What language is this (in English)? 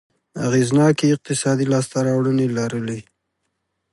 Pashto